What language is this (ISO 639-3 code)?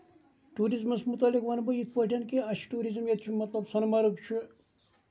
kas